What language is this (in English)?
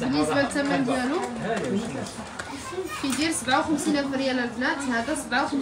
Arabic